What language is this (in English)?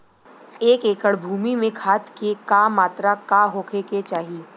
Bhojpuri